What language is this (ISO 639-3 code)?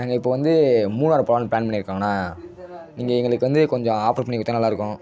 tam